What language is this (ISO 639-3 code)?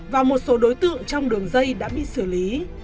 vie